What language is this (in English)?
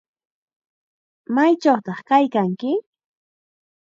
Chiquián Ancash Quechua